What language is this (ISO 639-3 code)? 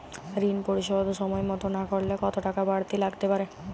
ben